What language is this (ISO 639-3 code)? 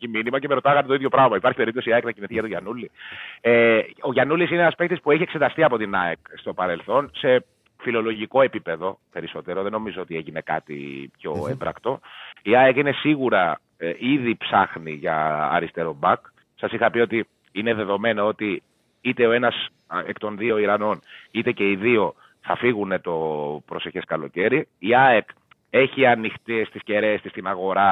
ell